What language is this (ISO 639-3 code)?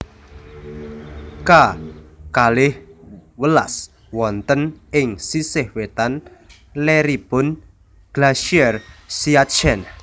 jav